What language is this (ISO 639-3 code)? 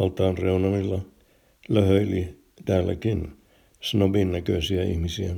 fin